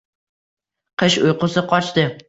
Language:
Uzbek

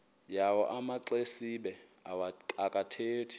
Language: Xhosa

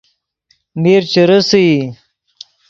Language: Yidgha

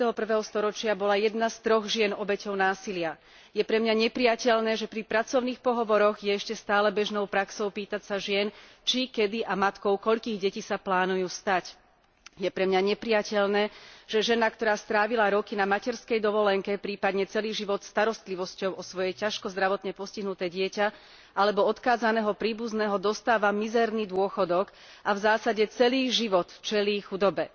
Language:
Slovak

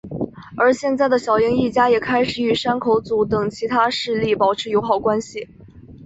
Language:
Chinese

